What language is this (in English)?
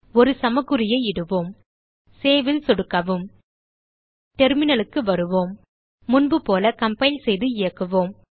Tamil